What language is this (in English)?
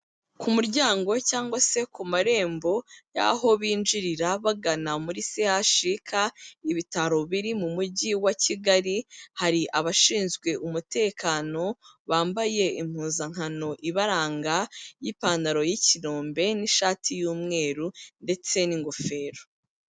Kinyarwanda